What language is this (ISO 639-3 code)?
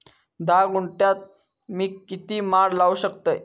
mar